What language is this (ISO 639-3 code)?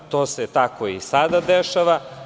srp